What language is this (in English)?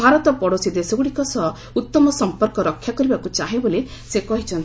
Odia